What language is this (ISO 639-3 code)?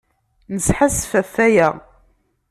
kab